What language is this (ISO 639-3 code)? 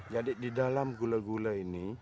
ind